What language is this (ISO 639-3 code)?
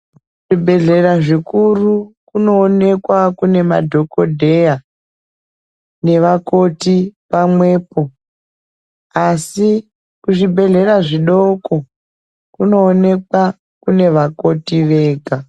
ndc